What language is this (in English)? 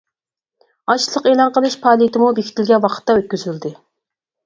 Uyghur